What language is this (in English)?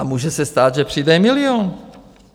Czech